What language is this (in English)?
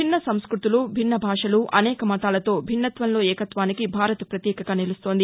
Telugu